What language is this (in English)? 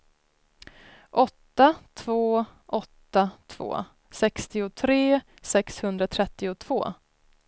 Swedish